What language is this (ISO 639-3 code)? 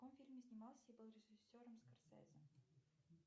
rus